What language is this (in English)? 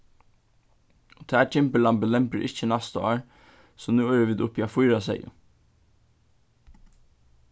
Faroese